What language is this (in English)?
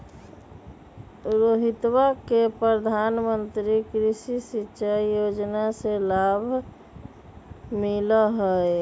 Magahi